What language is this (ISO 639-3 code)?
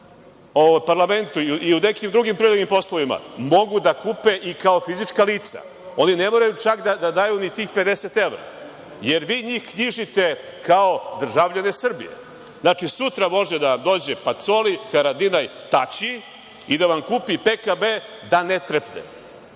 srp